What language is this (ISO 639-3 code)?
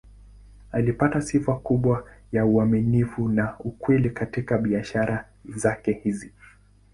swa